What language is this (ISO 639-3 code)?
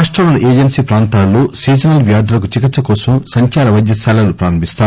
tel